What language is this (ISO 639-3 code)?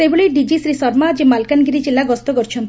ori